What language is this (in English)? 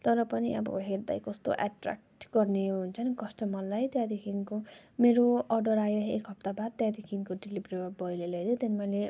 Nepali